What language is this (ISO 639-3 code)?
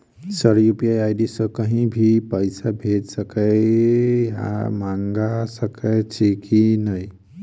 mai